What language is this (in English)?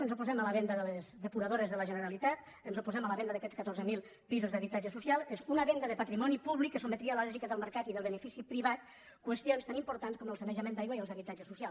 Catalan